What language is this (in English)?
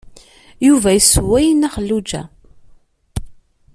Kabyle